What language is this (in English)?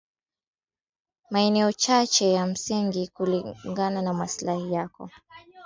Swahili